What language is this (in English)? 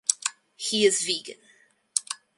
English